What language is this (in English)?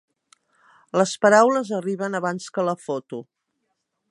Catalan